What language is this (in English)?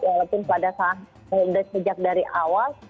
Indonesian